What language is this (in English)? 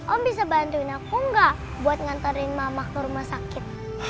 Indonesian